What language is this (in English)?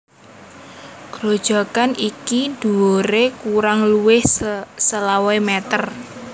Javanese